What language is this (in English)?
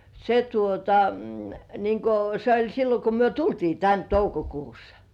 Finnish